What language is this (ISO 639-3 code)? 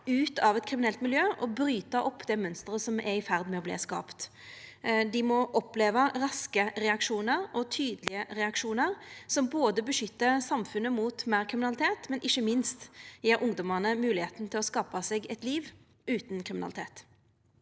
nor